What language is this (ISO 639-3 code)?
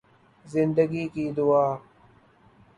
urd